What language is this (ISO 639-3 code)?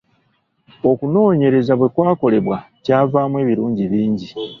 lug